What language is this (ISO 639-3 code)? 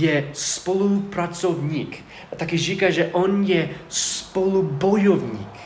ces